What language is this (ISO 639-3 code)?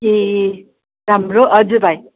nep